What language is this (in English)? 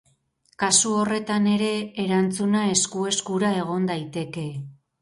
Basque